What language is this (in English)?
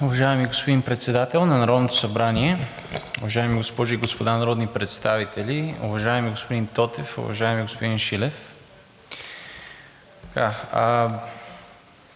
Bulgarian